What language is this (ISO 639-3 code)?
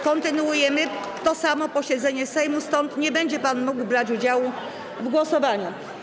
pol